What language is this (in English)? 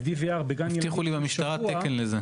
Hebrew